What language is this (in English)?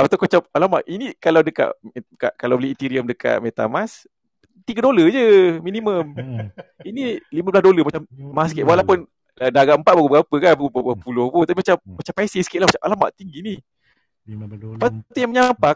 Malay